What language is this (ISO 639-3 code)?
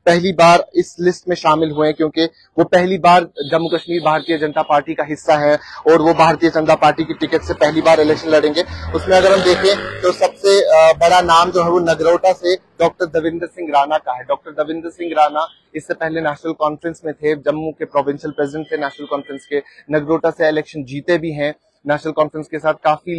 hin